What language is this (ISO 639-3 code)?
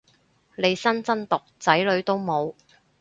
yue